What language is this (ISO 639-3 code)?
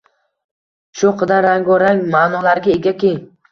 uzb